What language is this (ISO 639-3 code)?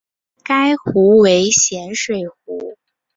zho